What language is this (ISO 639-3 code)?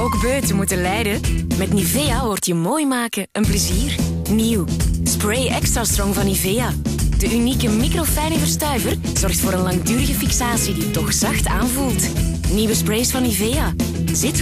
nld